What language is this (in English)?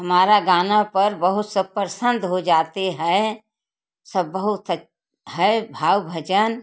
Hindi